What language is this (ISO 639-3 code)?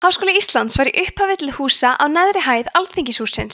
isl